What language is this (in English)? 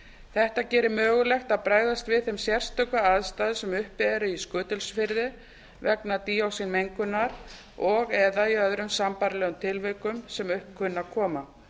Icelandic